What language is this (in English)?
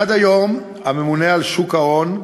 Hebrew